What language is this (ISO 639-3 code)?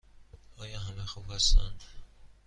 fas